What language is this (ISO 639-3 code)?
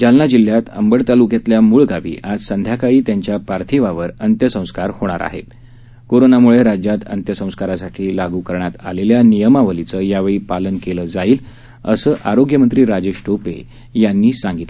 mar